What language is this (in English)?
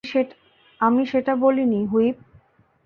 Bangla